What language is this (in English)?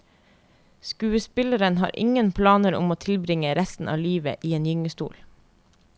Norwegian